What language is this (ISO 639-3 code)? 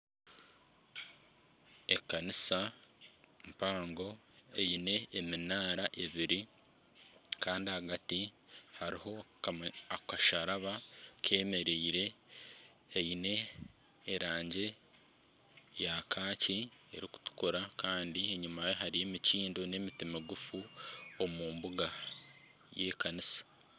nyn